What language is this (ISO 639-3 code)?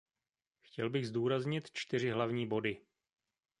ces